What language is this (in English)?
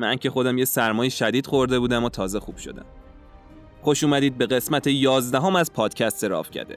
Persian